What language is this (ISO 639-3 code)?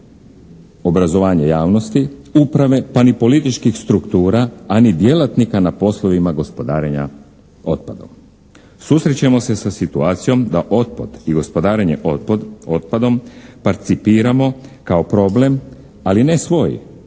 hrv